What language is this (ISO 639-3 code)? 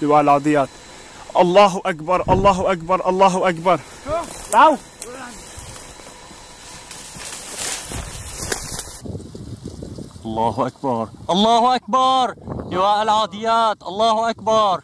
ara